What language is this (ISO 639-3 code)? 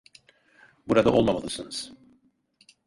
tur